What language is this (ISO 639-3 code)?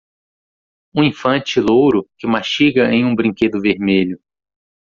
por